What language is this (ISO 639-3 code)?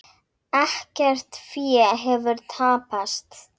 isl